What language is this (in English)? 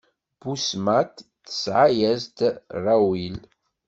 Kabyle